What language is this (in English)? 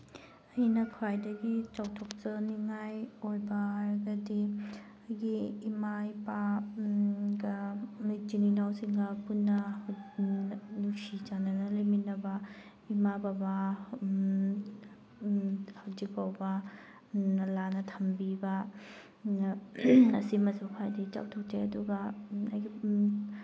Manipuri